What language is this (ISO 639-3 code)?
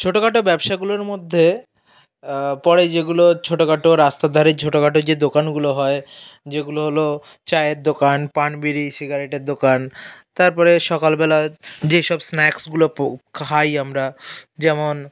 ben